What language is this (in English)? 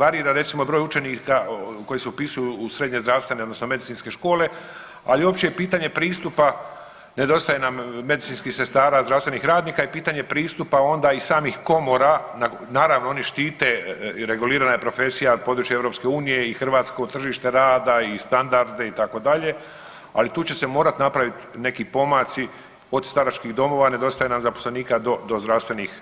Croatian